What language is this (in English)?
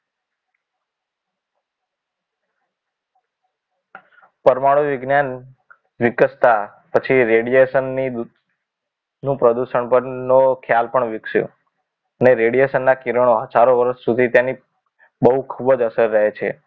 Gujarati